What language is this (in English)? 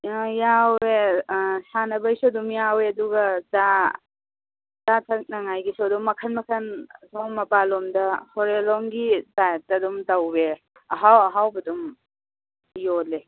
Manipuri